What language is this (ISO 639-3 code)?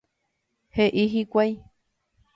grn